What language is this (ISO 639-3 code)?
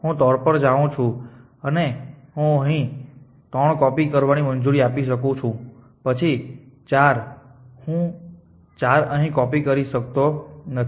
guj